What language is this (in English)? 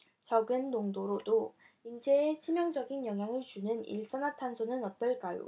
Korean